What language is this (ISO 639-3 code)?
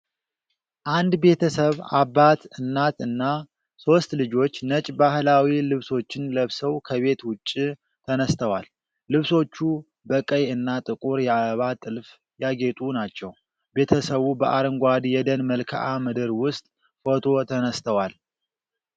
amh